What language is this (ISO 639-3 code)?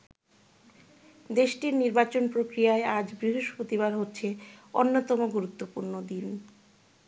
ben